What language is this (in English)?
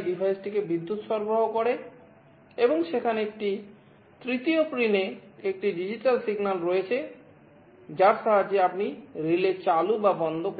Bangla